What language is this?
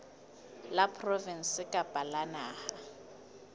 Southern Sotho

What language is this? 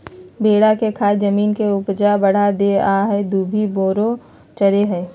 Magahi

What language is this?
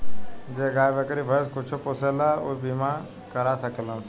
Bhojpuri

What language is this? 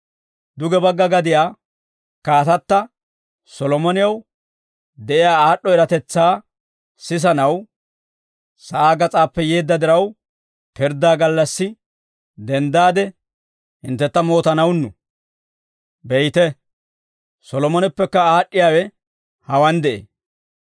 Dawro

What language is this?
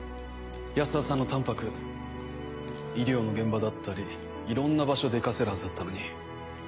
Japanese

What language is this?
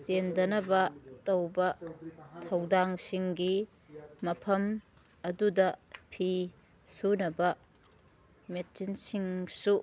Manipuri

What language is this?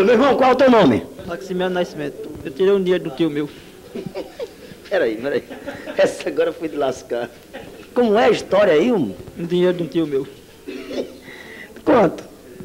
Portuguese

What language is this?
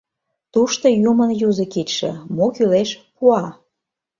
Mari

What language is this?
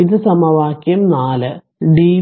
Malayalam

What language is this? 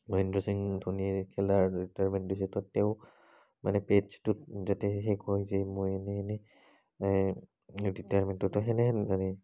Assamese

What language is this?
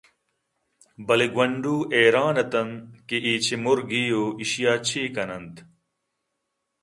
Eastern Balochi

